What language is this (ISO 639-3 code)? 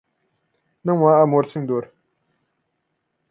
por